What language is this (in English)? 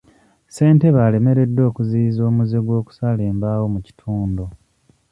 Ganda